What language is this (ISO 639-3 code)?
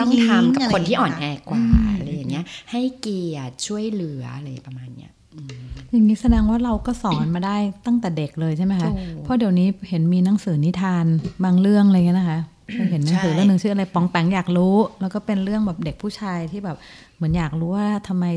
tha